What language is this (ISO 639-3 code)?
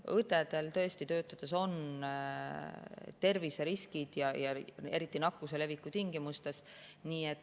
est